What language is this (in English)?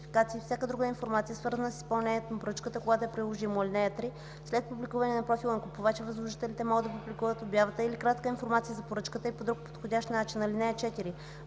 Bulgarian